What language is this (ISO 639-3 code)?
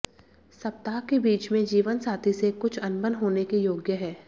hin